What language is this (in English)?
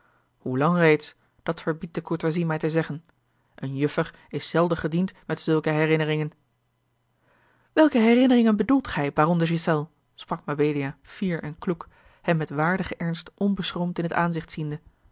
Dutch